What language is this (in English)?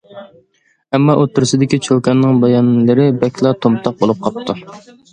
Uyghur